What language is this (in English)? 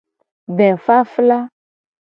Gen